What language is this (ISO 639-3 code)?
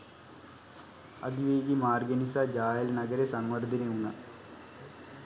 sin